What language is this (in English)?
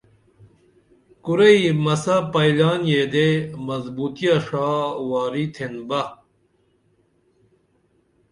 Dameli